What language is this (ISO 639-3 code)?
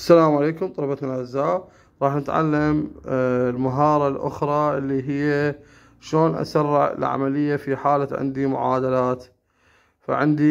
ara